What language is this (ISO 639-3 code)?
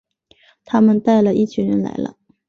zho